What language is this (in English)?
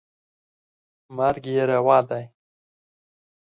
Pashto